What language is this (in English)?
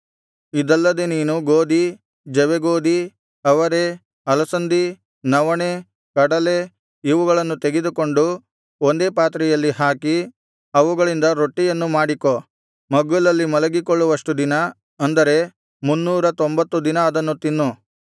Kannada